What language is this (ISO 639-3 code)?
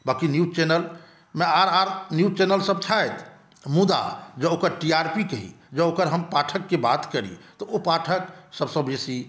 mai